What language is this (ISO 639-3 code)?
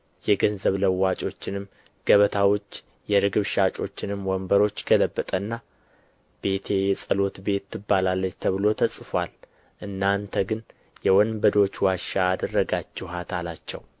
amh